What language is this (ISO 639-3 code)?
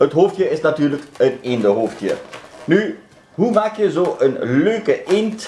nld